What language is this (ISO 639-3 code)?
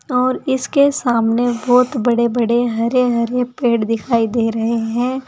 hin